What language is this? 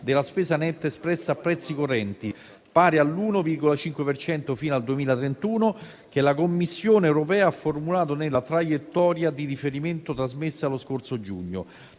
Italian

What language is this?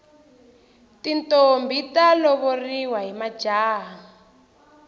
Tsonga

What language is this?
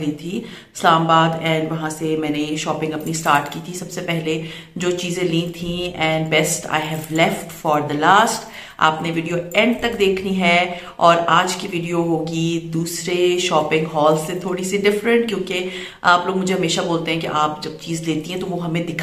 Hindi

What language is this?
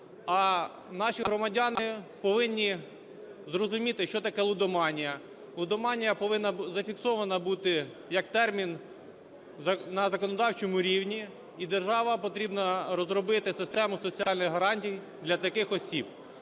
Ukrainian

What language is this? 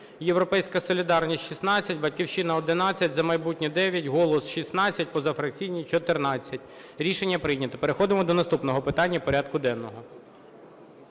Ukrainian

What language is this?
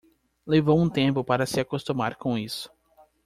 Portuguese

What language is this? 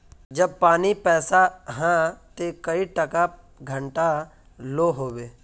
Magahi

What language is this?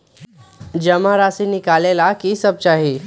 Magahi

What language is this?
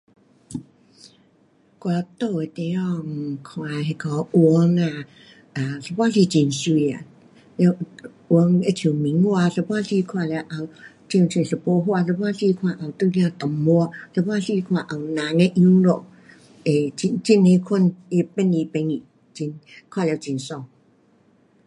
Pu-Xian Chinese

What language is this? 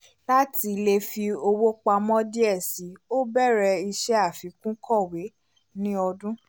Yoruba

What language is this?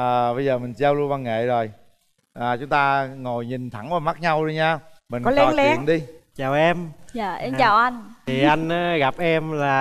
Vietnamese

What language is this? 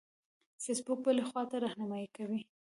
Pashto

